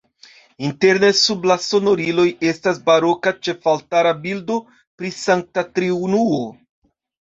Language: Esperanto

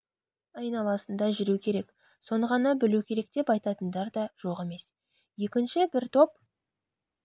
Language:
Kazakh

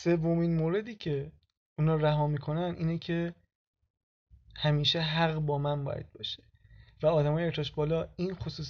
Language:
Persian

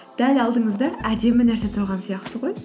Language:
Kazakh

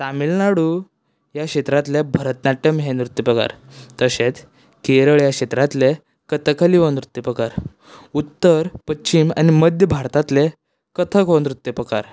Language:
Konkani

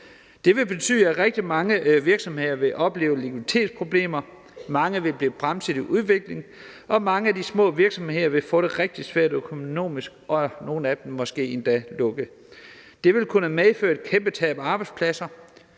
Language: Danish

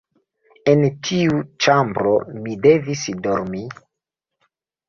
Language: Esperanto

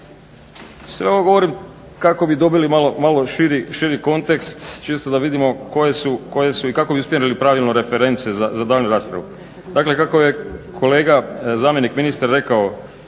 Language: Croatian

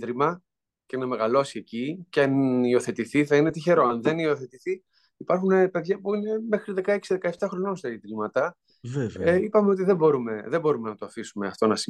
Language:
Greek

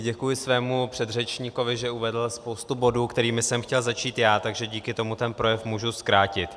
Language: Czech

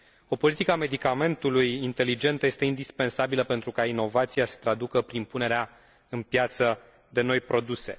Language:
Romanian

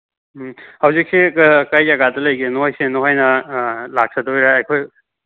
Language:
Manipuri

